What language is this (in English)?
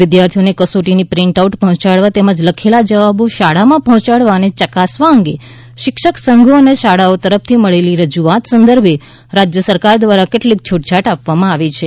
Gujarati